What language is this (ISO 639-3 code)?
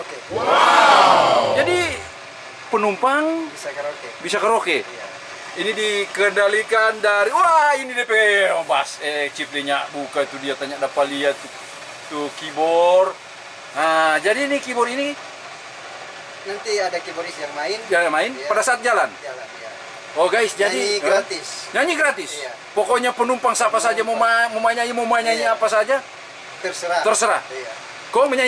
ind